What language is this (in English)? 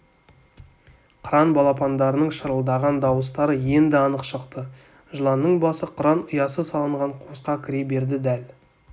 Kazakh